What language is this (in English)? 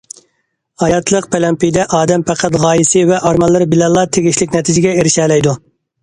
Uyghur